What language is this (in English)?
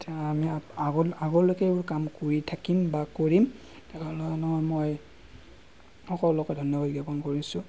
Assamese